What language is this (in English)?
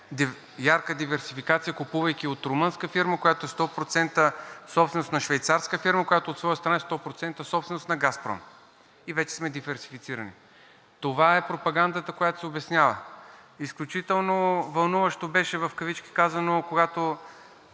Bulgarian